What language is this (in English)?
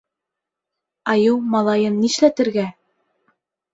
Bashkir